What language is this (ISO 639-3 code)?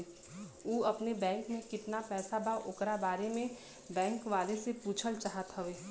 bho